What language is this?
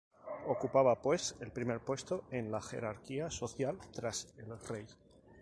Spanish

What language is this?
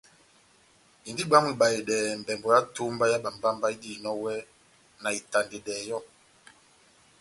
Batanga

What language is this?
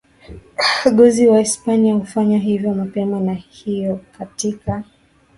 Swahili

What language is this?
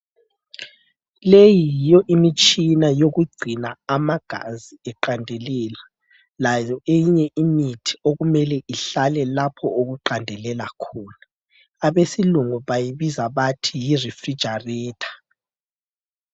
North Ndebele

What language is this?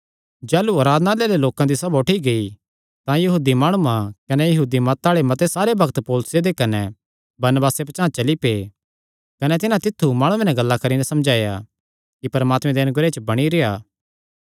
Kangri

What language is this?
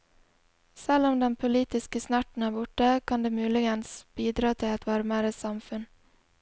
Norwegian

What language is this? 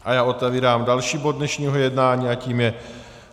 Czech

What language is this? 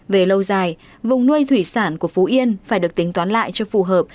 Vietnamese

